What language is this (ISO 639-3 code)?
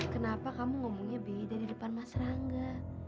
ind